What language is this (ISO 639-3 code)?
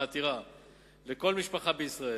heb